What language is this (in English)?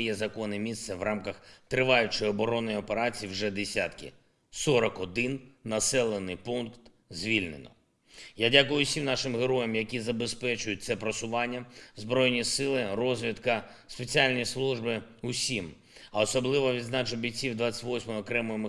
Ukrainian